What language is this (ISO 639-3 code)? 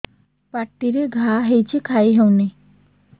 ori